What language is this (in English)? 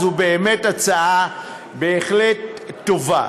Hebrew